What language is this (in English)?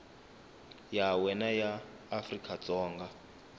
Tsonga